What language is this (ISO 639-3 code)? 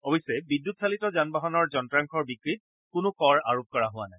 asm